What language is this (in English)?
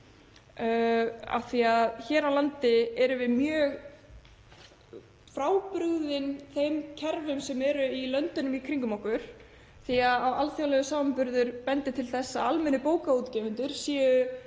Icelandic